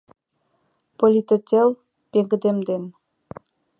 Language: Mari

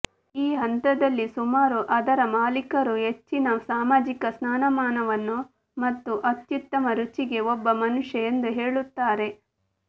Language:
Kannada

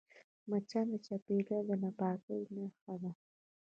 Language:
Pashto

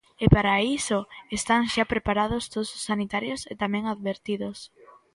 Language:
Galician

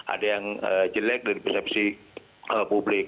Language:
Indonesian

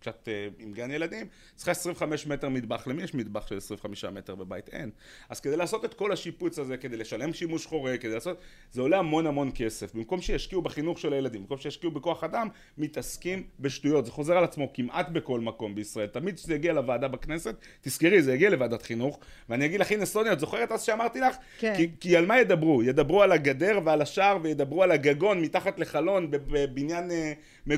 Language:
Hebrew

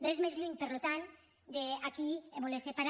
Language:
Catalan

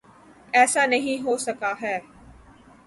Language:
Urdu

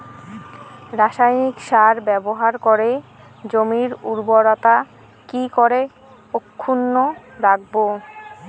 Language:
Bangla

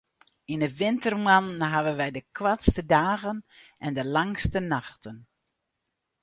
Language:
Western Frisian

